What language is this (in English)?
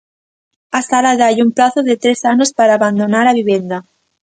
Galician